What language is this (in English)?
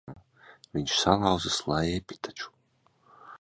Latvian